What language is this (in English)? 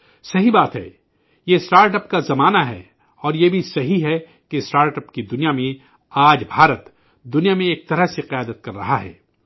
Urdu